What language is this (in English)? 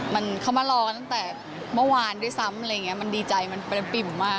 Thai